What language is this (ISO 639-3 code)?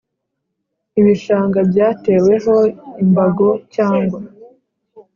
kin